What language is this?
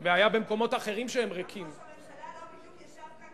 Hebrew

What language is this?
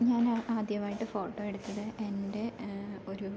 Malayalam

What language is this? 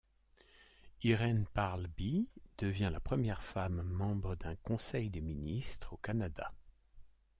French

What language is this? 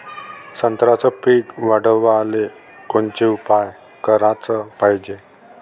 Marathi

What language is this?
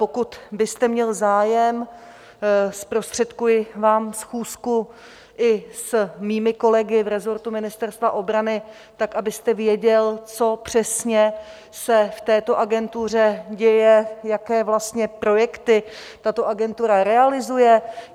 Czech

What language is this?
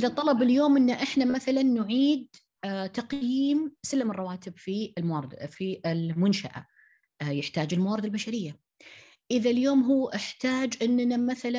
Arabic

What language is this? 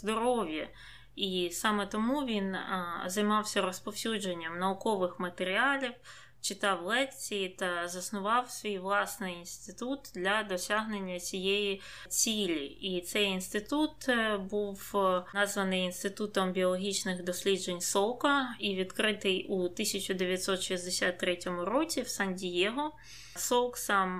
Ukrainian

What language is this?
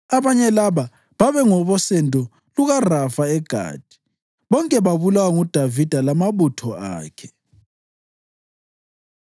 North Ndebele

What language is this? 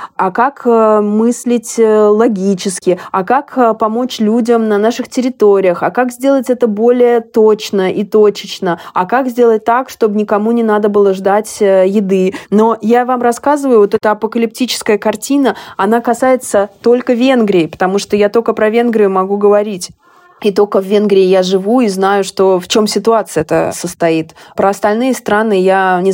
Russian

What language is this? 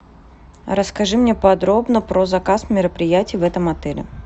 Russian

